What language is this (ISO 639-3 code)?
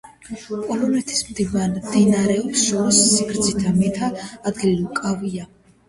kat